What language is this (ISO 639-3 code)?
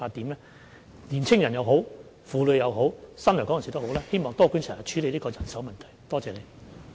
yue